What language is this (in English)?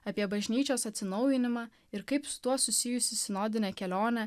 Lithuanian